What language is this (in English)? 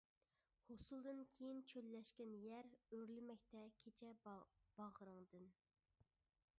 Uyghur